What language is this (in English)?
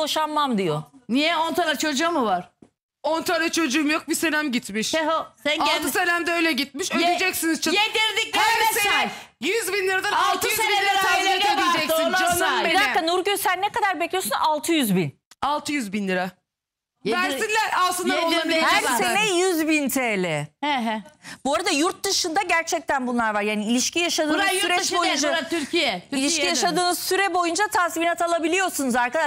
Turkish